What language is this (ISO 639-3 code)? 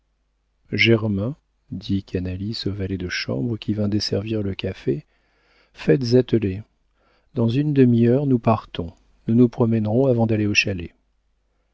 fra